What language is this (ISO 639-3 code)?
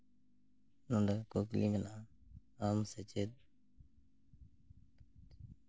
sat